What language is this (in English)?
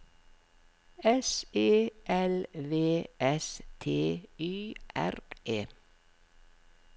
Norwegian